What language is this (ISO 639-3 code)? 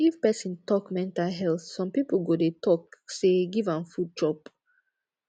pcm